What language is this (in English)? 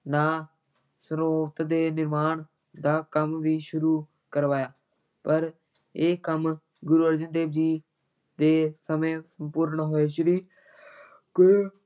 Punjabi